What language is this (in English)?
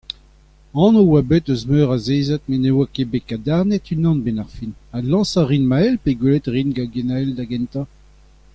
Breton